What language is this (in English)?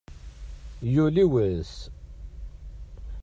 Kabyle